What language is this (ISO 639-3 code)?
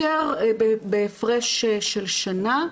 heb